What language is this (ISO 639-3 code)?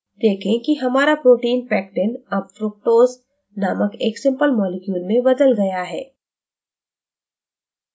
hin